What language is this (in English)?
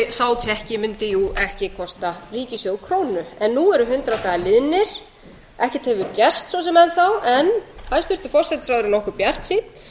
Icelandic